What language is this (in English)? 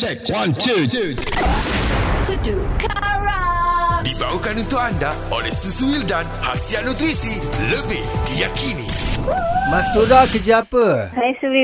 Malay